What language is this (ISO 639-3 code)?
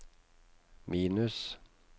nor